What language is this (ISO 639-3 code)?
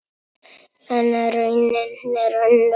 isl